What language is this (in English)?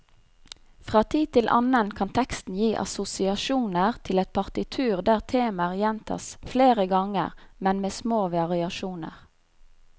Norwegian